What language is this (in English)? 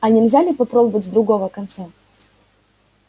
Russian